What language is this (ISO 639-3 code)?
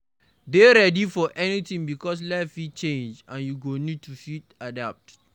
pcm